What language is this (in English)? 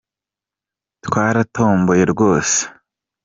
Kinyarwanda